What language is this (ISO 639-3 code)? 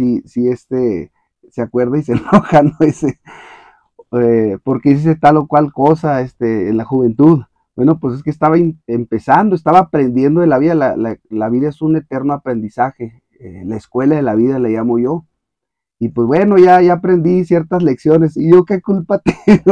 spa